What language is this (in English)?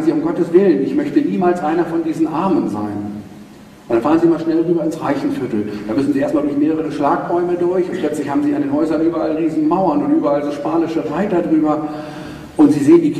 German